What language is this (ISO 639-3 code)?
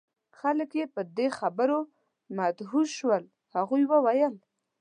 pus